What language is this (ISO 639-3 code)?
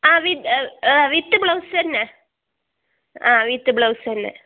mal